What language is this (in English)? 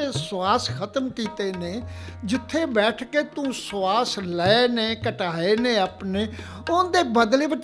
Punjabi